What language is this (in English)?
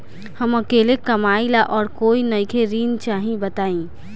Bhojpuri